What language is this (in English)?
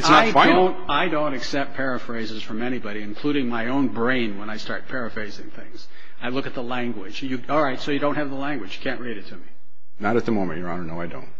English